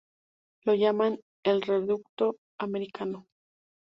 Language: Spanish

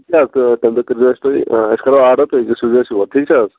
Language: Kashmiri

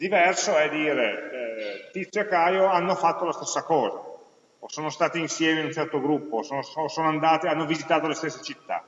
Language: Italian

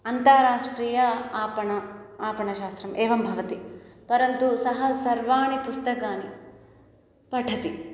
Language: Sanskrit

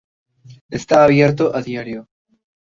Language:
Spanish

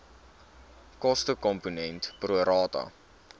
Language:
Afrikaans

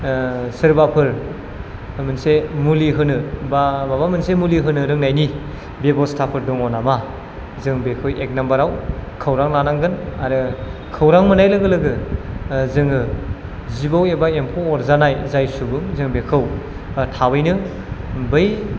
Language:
Bodo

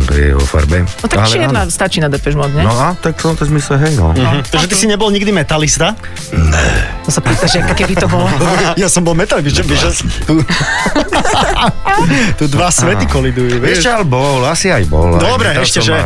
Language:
Slovak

